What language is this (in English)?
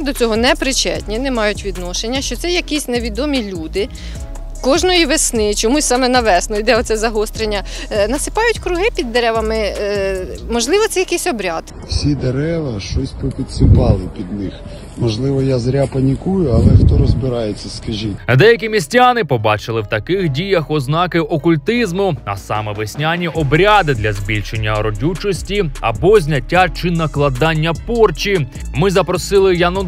Ukrainian